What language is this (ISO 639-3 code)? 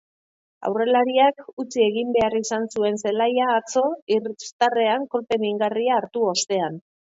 eus